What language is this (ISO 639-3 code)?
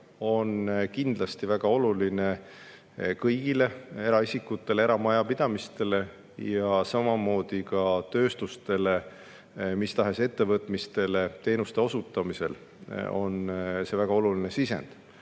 est